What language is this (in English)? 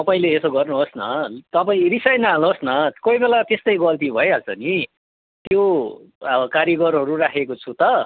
Nepali